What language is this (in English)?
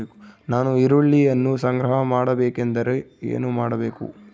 Kannada